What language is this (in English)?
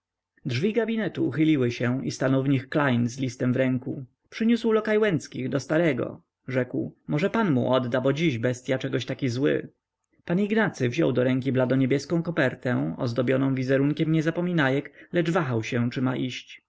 Polish